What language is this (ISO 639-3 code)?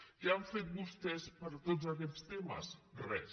cat